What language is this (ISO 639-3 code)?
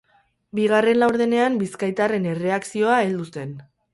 eus